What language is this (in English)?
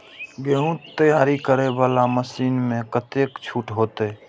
Maithili